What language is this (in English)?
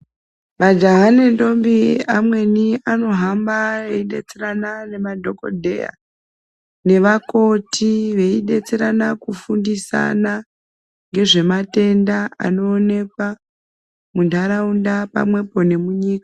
Ndau